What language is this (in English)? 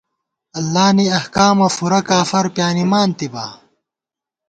Gawar-Bati